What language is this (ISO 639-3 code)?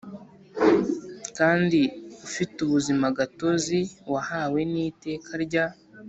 kin